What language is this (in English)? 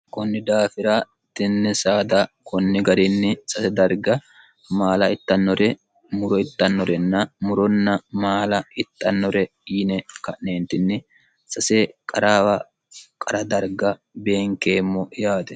Sidamo